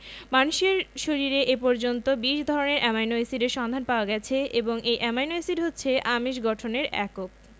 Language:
Bangla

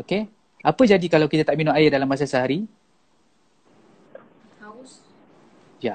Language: Malay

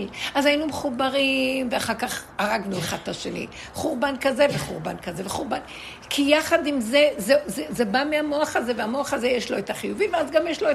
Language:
Hebrew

